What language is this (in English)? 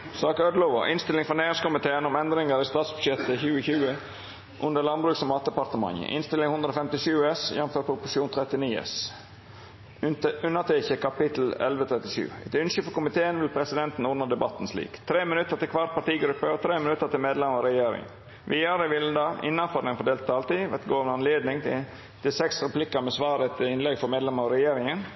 Norwegian Nynorsk